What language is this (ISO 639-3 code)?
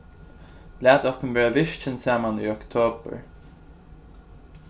fao